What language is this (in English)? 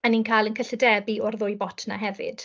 Welsh